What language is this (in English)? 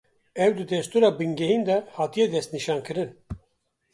Kurdish